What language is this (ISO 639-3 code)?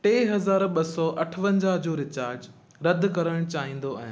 snd